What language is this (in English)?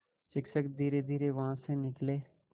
Hindi